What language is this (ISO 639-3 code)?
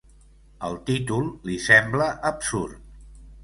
cat